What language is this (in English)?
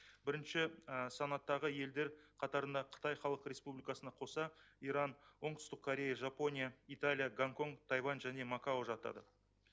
Kazakh